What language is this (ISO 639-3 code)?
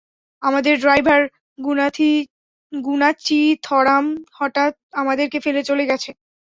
ben